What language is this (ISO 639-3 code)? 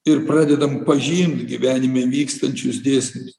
lit